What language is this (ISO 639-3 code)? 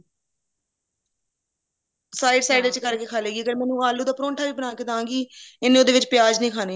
pan